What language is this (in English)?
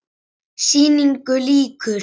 Icelandic